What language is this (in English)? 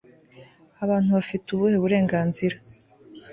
Kinyarwanda